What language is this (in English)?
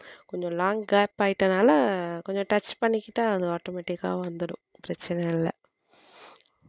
Tamil